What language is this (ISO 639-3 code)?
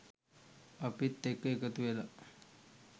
sin